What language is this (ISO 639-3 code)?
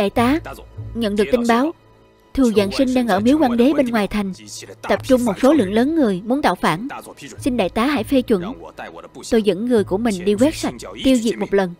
vie